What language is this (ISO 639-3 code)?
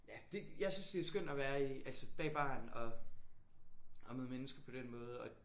dan